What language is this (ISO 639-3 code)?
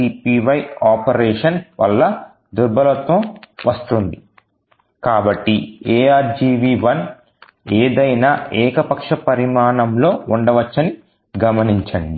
tel